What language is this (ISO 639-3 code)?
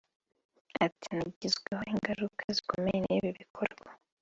kin